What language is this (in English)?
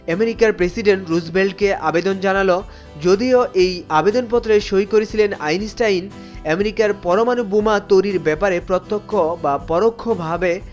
Bangla